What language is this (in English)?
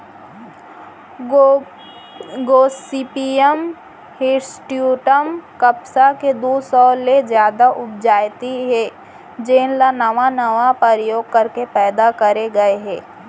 Chhattisgarhi